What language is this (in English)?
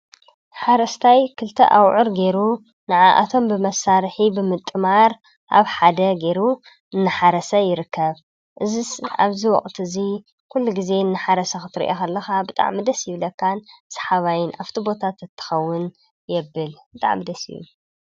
Tigrinya